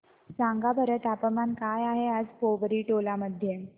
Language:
Marathi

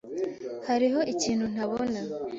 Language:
Kinyarwanda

